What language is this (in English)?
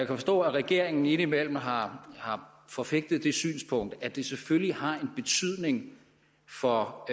Danish